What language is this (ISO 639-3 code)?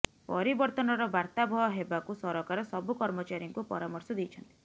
ori